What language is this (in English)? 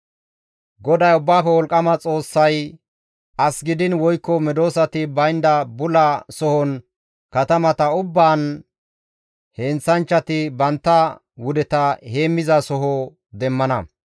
Gamo